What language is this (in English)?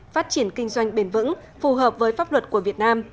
Vietnamese